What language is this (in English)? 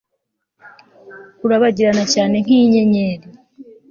Kinyarwanda